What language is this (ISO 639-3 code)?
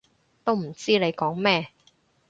yue